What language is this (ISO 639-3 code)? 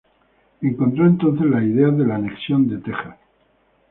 spa